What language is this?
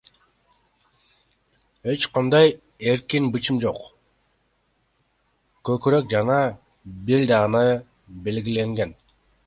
Kyrgyz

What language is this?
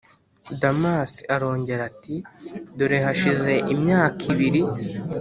Kinyarwanda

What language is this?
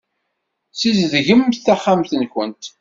Kabyle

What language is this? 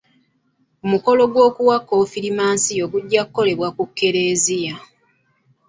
Ganda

